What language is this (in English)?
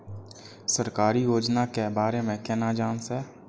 Maithili